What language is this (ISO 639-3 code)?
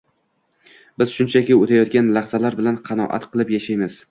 uzb